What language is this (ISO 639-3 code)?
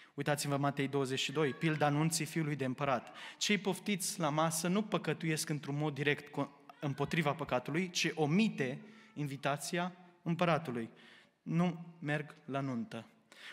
ron